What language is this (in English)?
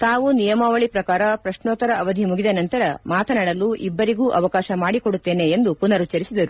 Kannada